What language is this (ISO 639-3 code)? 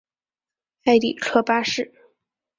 zho